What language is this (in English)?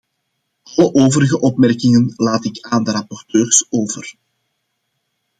Dutch